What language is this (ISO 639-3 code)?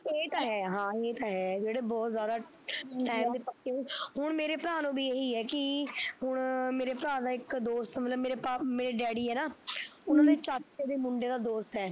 pan